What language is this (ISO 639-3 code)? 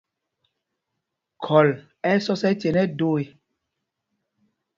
mgg